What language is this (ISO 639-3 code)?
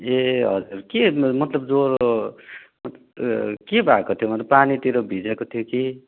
nep